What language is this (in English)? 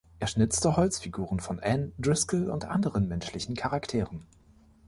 German